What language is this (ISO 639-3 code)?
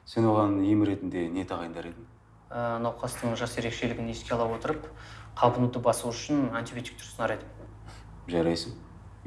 kaz